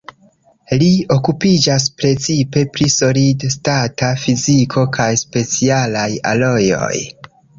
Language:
Esperanto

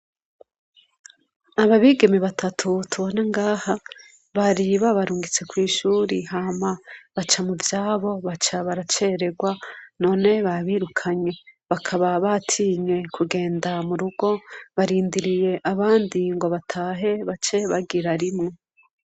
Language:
Rundi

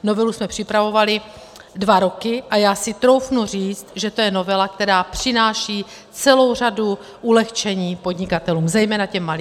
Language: Czech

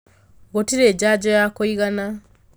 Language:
Kikuyu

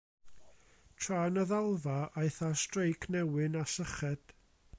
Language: Welsh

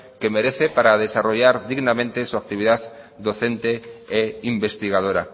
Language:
Spanish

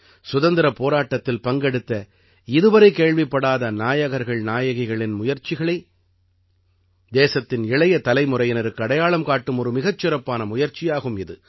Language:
Tamil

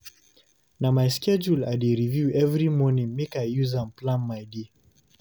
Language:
Nigerian Pidgin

